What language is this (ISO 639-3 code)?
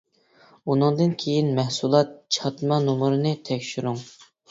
uig